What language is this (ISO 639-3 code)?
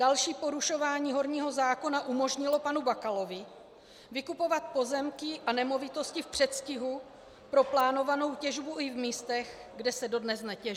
ces